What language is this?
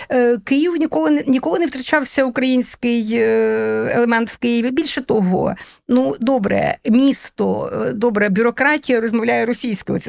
Ukrainian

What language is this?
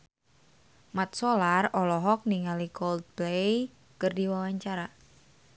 Sundanese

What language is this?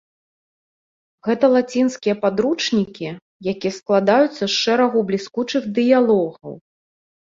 Belarusian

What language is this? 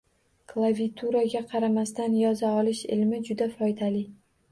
Uzbek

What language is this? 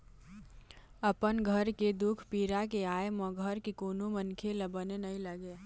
Chhattisgarhi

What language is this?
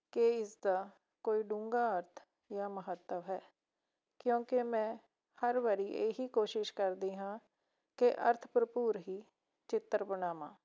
Punjabi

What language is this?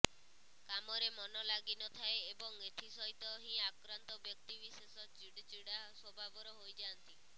Odia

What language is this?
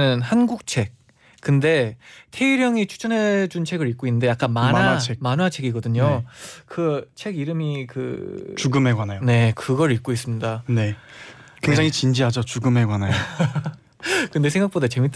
Korean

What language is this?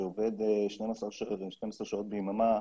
Hebrew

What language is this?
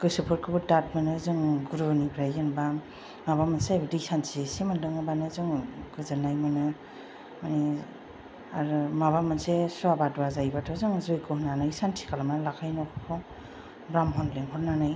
Bodo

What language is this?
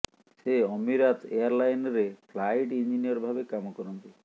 Odia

